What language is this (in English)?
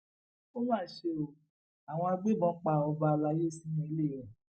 Yoruba